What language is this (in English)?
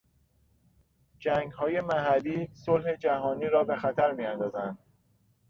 Persian